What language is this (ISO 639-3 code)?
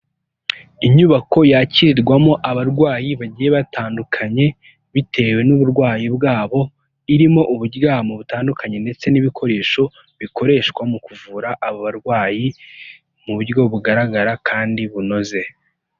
kin